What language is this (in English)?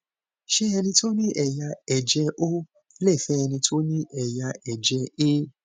Yoruba